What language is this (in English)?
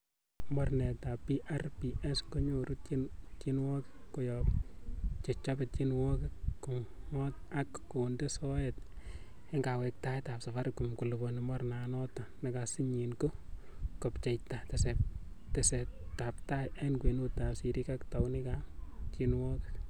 Kalenjin